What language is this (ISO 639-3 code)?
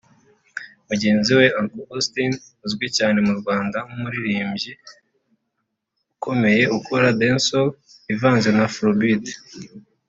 kin